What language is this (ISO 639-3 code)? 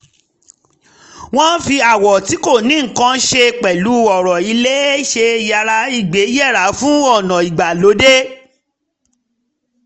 yor